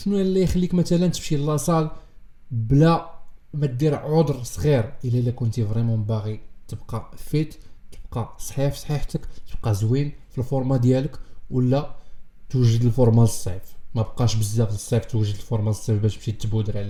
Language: Arabic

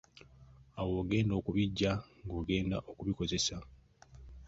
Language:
Ganda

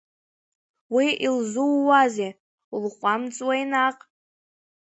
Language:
Abkhazian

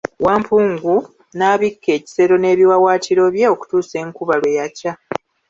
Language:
Ganda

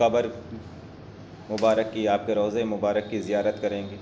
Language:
Urdu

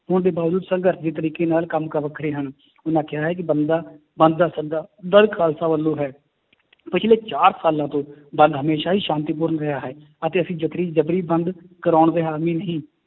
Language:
Punjabi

